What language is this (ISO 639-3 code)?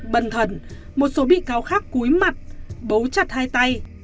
vie